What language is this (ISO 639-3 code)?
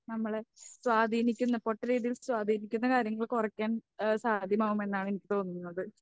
mal